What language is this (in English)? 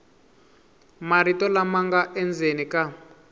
Tsonga